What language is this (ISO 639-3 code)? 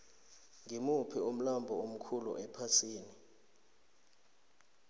nbl